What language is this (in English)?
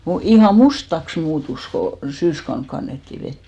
Finnish